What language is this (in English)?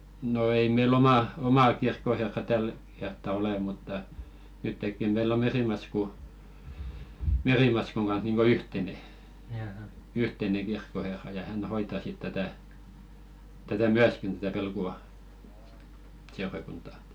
Finnish